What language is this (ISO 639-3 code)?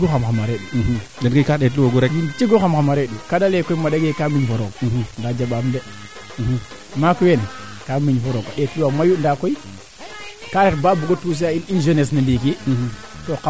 srr